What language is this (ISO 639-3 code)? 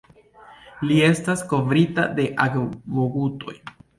epo